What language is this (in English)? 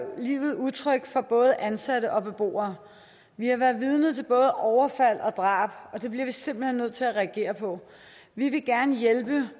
Danish